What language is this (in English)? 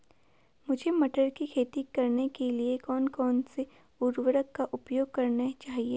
Hindi